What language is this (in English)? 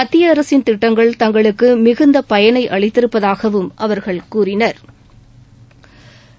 Tamil